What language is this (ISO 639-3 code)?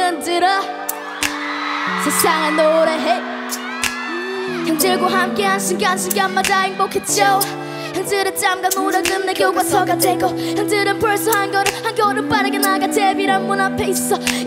kor